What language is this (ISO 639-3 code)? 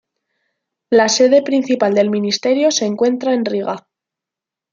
spa